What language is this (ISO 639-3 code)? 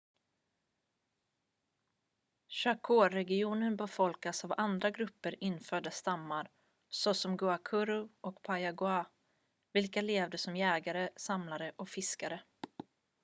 swe